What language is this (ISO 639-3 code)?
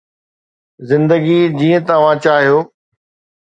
snd